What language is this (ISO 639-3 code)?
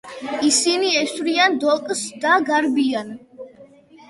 kat